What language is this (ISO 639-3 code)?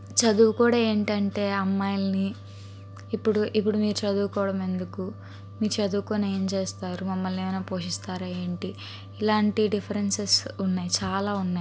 tel